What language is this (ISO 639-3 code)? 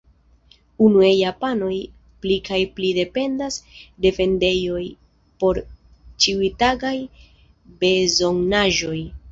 epo